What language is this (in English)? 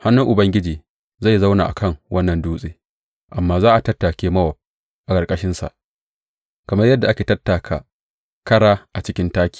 Hausa